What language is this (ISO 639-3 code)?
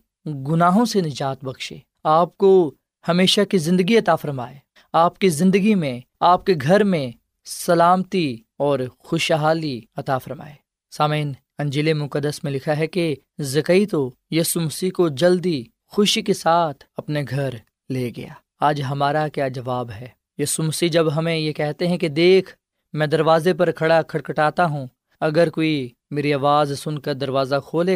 urd